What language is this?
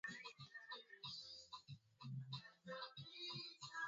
Swahili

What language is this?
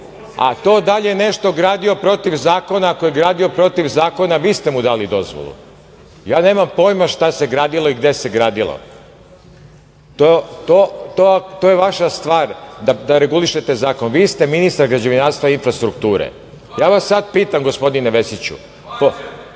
Serbian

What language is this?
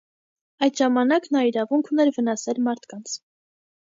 Armenian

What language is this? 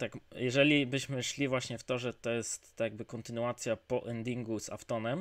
Polish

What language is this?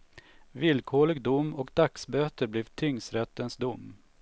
Swedish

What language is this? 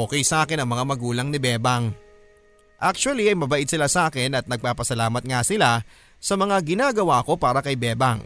Filipino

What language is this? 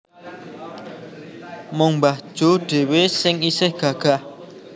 Javanese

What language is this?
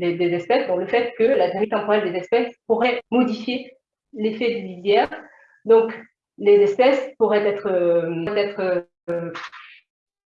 French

